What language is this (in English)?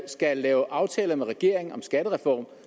Danish